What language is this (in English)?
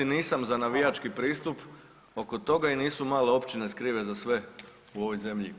Croatian